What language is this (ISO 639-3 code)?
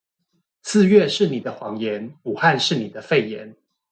zho